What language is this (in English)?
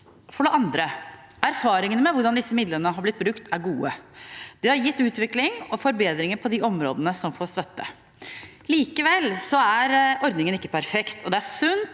Norwegian